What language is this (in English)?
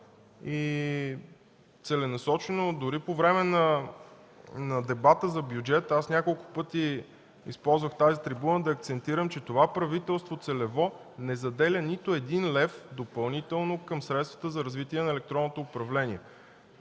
Bulgarian